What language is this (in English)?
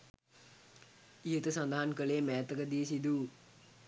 Sinhala